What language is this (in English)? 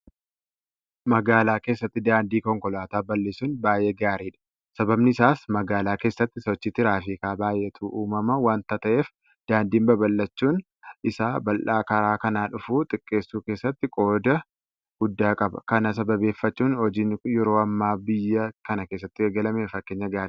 Oromo